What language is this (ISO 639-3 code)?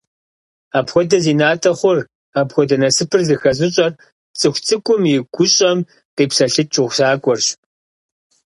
kbd